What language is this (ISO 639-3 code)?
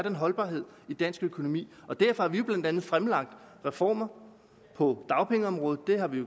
dan